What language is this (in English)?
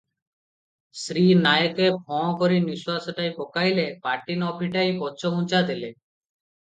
Odia